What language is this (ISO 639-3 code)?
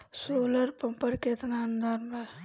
bho